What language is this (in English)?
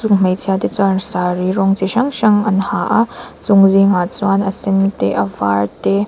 Mizo